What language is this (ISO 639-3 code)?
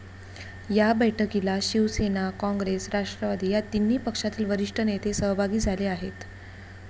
mar